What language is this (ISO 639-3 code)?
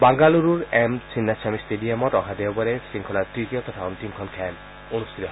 asm